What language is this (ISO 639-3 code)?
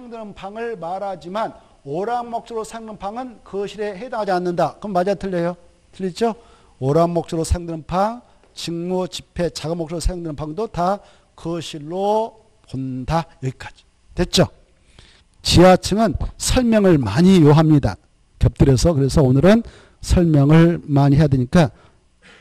kor